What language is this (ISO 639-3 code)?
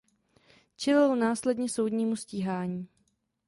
ces